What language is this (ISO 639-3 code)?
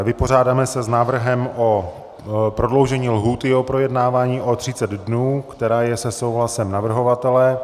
ces